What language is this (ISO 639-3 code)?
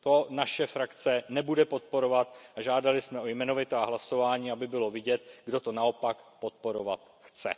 ces